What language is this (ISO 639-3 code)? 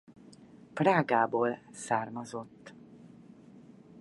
hun